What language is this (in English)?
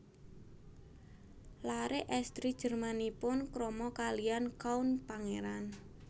Javanese